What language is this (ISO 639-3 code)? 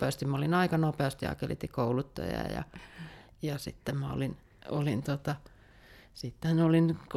fin